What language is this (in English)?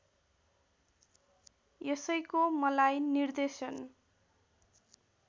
Nepali